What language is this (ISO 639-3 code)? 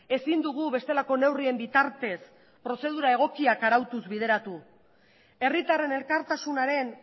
eus